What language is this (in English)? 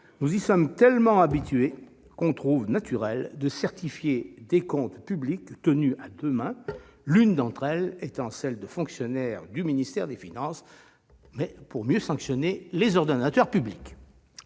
French